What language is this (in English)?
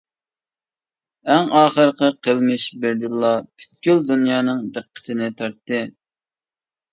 Uyghur